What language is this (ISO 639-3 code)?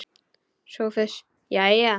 isl